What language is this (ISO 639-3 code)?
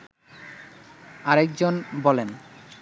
ben